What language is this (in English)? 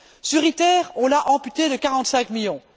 French